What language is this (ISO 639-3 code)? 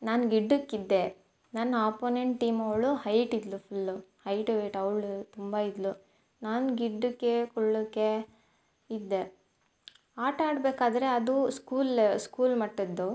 kan